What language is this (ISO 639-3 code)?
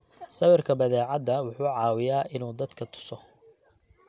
som